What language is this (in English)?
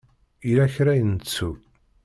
Kabyle